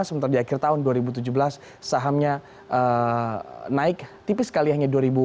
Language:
Indonesian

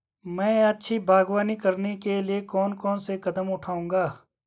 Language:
Hindi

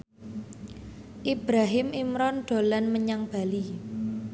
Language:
Javanese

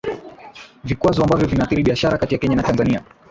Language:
Swahili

